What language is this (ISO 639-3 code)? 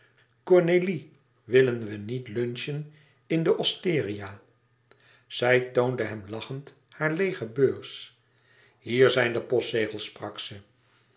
nld